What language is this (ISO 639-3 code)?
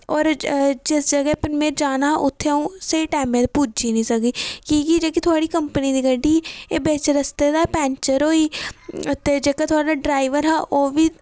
doi